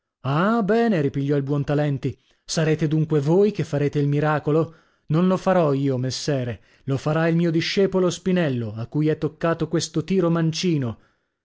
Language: Italian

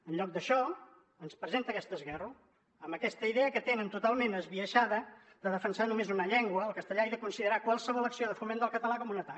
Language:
Catalan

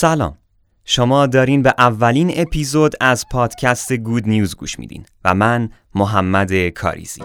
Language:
Persian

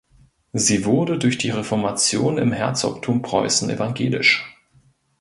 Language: German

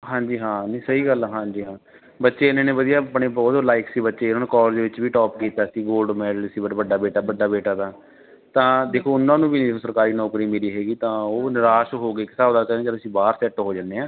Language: Punjabi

